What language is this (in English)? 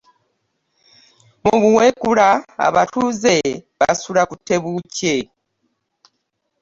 Ganda